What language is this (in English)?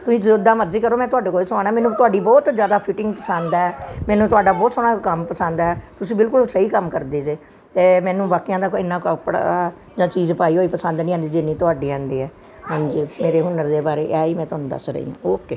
Punjabi